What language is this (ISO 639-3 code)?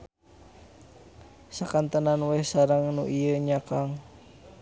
sun